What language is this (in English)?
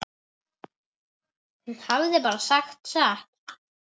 Icelandic